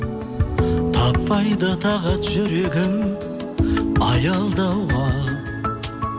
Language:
Kazakh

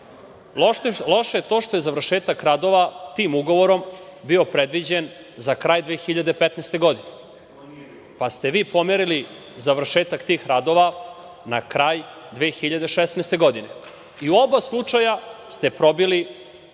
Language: Serbian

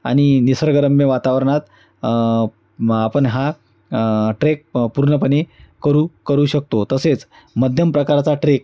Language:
Marathi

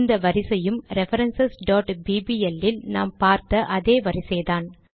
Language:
Tamil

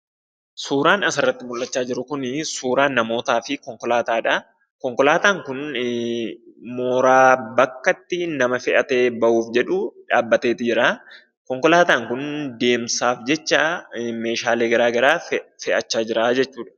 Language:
Oromo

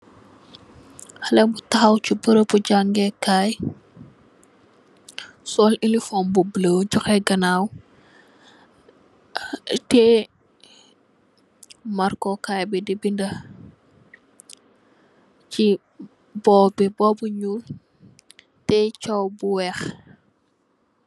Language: Wolof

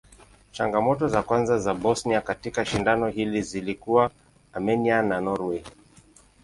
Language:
Swahili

